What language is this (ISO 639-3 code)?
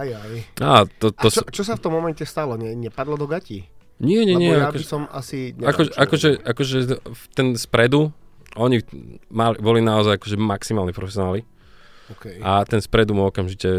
slk